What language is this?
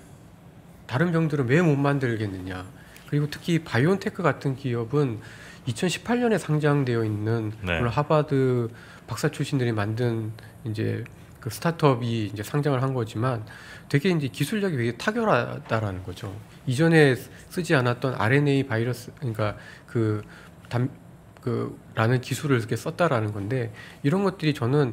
Korean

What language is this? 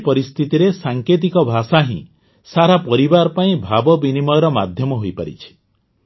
Odia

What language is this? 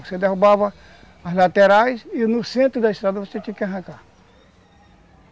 Portuguese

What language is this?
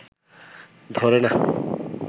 Bangla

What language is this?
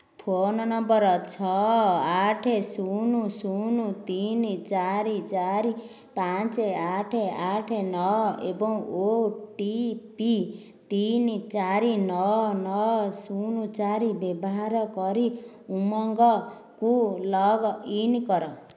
Odia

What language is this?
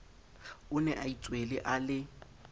Southern Sotho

